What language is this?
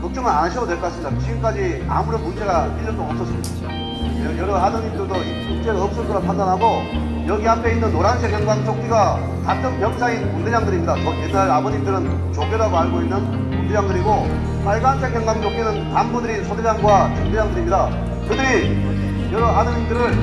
Korean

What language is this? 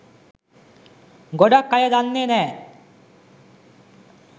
Sinhala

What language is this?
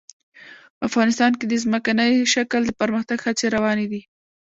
Pashto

